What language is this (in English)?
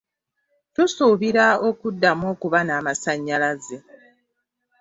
Ganda